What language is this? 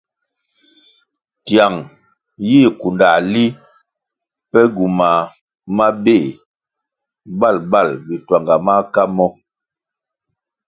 Kwasio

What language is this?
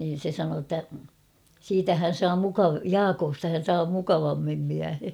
Finnish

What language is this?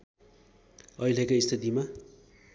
Nepali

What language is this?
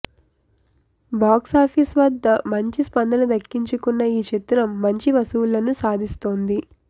Telugu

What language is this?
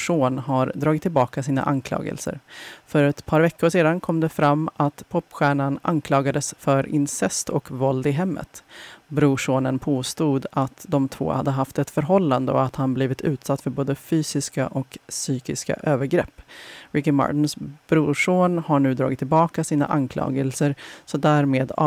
Swedish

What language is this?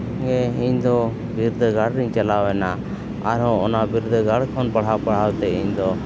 Santali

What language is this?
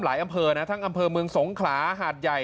Thai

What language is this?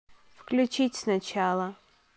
Russian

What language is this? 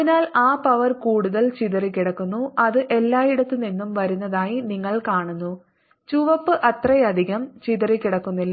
Malayalam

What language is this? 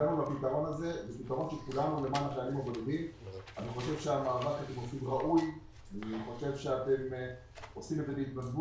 Hebrew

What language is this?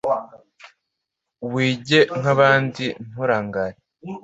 Kinyarwanda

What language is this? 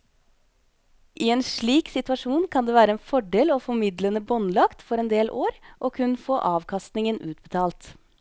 Norwegian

